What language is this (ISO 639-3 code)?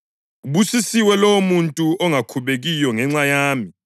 nde